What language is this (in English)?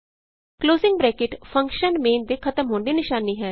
Punjabi